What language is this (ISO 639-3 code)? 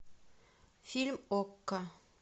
rus